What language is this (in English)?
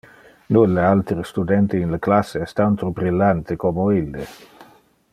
Interlingua